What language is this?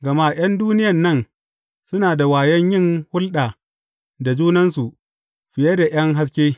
Hausa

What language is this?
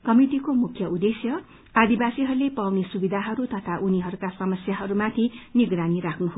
Nepali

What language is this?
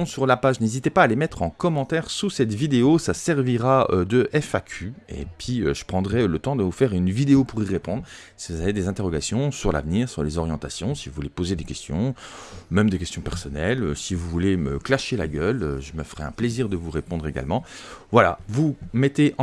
French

